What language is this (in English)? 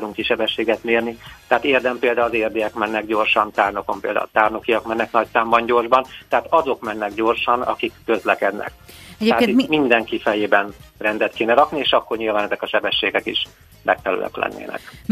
Hungarian